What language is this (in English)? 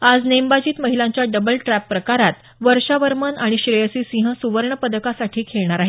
Marathi